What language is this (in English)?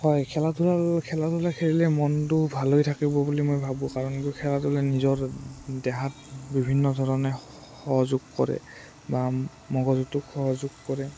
Assamese